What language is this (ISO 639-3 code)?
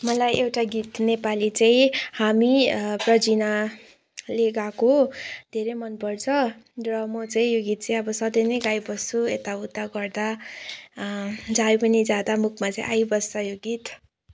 nep